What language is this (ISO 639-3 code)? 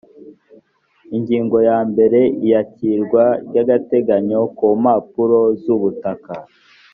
kin